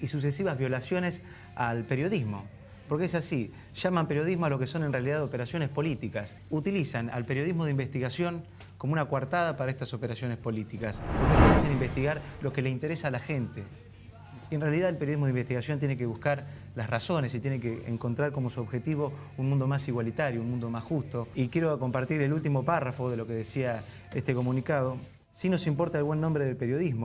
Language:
Spanish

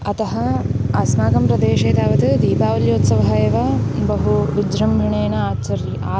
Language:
Sanskrit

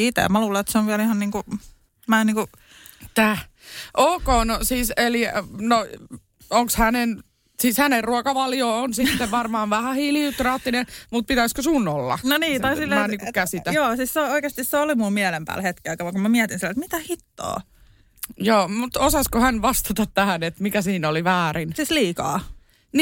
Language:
Finnish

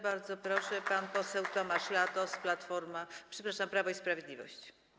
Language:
Polish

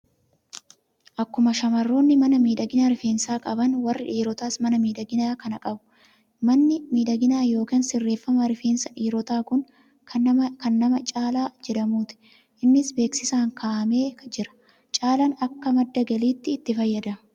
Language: Oromo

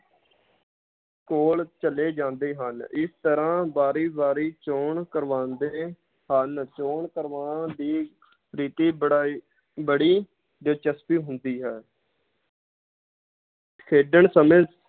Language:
Punjabi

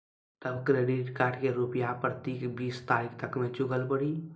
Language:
Maithili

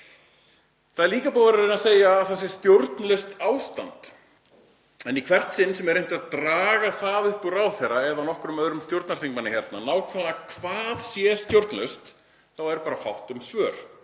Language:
Icelandic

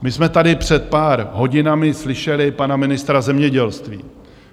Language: Czech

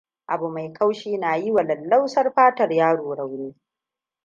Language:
Hausa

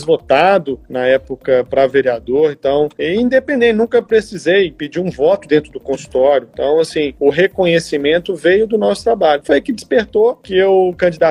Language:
Portuguese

